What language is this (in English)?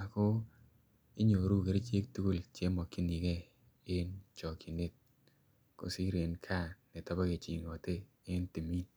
Kalenjin